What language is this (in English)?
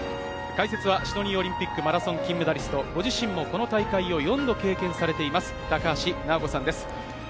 Japanese